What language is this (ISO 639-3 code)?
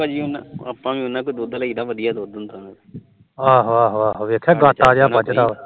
pan